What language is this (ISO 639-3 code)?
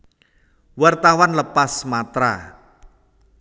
jav